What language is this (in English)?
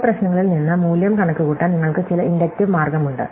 Malayalam